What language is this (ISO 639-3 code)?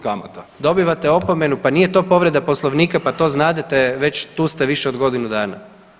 hrv